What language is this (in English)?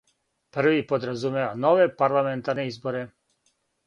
Serbian